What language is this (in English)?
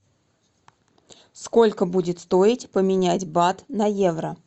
Russian